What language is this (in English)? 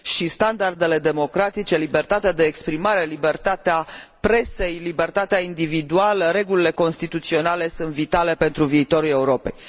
Romanian